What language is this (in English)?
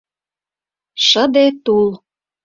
Mari